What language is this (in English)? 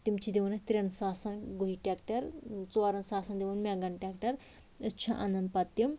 Kashmiri